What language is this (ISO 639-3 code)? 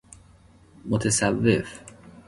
fas